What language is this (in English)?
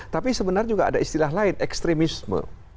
Indonesian